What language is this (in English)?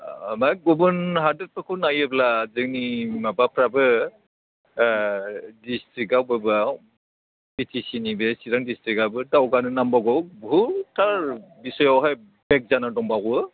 Bodo